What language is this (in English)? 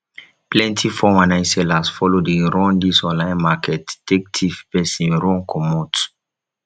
Nigerian Pidgin